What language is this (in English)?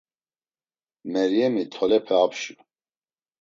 Laz